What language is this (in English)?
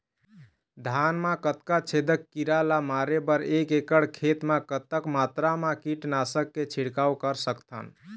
Chhattisgarhi